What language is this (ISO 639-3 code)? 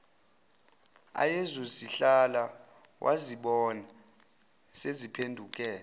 zul